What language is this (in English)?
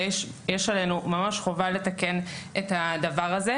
Hebrew